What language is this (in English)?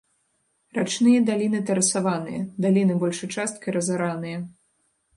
Belarusian